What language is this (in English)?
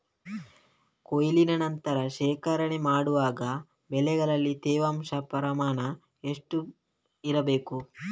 Kannada